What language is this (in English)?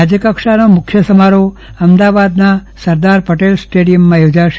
Gujarati